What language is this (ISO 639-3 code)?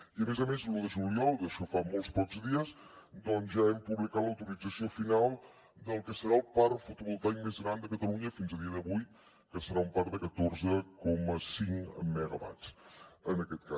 cat